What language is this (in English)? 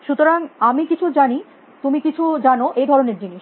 Bangla